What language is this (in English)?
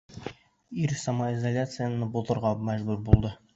Bashkir